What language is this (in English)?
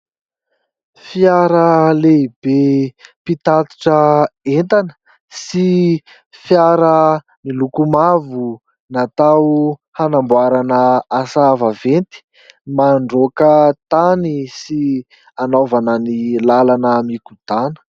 Malagasy